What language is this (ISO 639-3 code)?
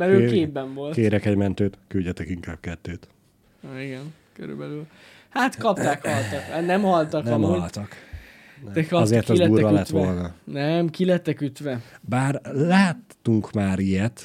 hun